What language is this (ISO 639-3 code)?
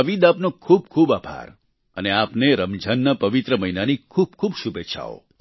guj